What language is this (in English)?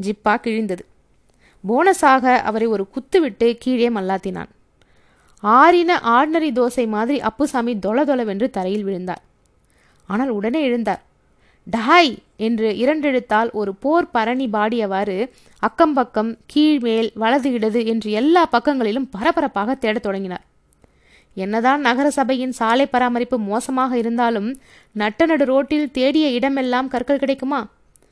Tamil